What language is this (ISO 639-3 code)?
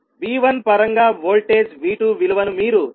tel